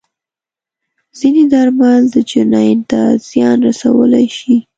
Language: Pashto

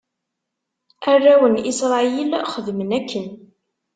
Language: Kabyle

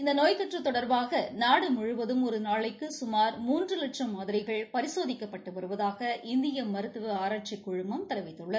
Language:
Tamil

